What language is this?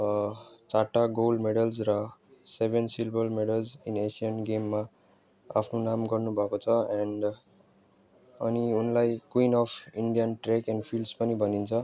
Nepali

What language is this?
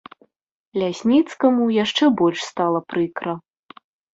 Belarusian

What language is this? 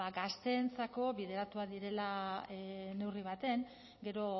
Basque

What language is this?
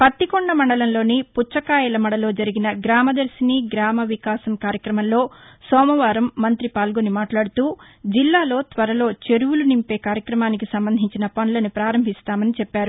Telugu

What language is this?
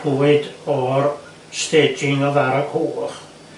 Welsh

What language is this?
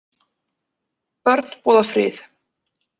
Icelandic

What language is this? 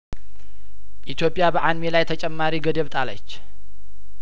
Amharic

